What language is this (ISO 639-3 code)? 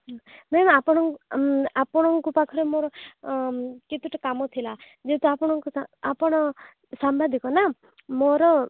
ori